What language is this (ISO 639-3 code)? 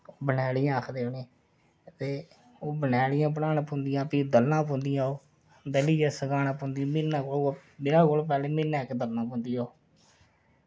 doi